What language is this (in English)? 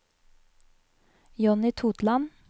Norwegian